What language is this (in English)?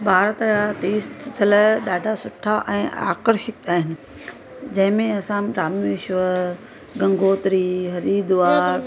Sindhi